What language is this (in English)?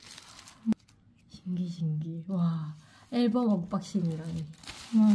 Korean